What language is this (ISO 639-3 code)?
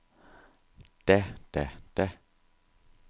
dan